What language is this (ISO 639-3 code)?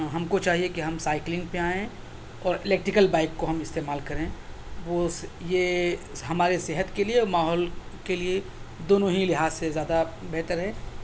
urd